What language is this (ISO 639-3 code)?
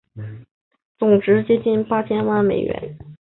zho